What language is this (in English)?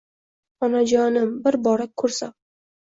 Uzbek